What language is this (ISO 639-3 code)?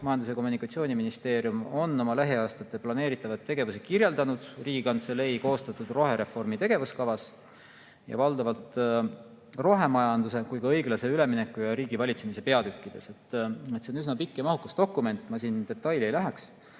est